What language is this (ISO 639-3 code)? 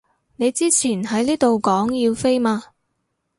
yue